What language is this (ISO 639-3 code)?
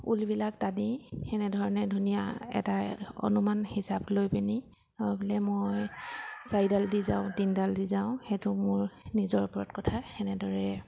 asm